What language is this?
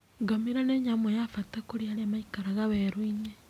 Kikuyu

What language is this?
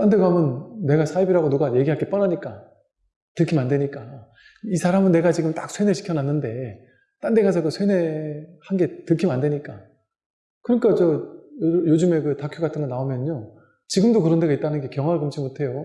Korean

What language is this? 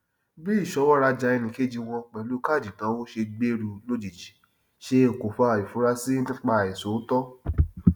Yoruba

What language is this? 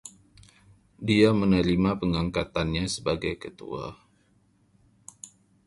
Indonesian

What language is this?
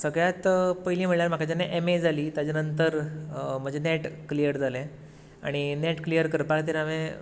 Konkani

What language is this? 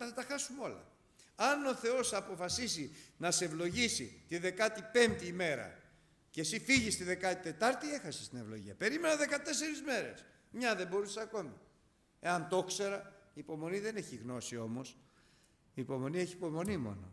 Greek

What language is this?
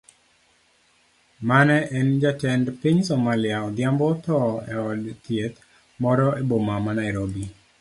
Luo (Kenya and Tanzania)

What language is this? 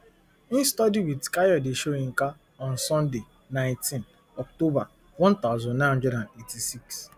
Nigerian Pidgin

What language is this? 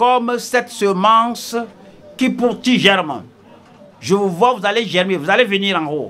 French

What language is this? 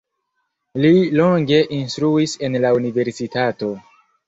Esperanto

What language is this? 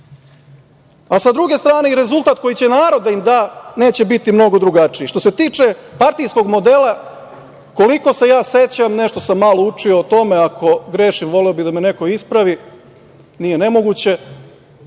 Serbian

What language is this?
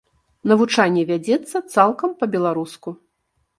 Belarusian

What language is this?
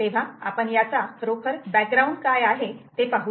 Marathi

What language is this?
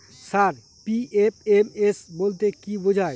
Bangla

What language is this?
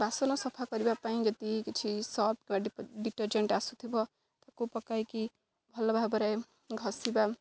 Odia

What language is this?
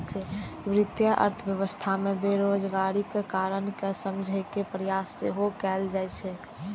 Maithili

